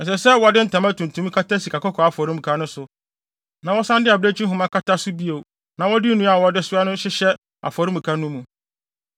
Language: Akan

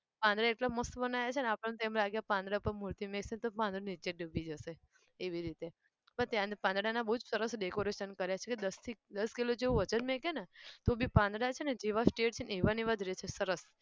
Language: Gujarati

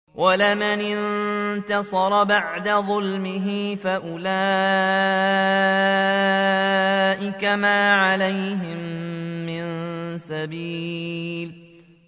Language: Arabic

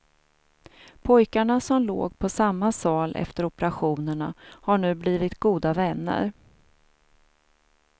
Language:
Swedish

